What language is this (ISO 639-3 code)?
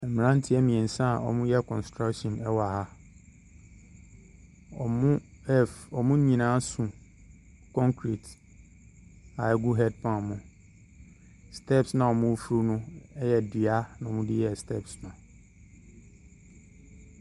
aka